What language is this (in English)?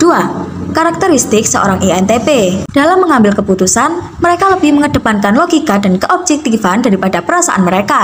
Indonesian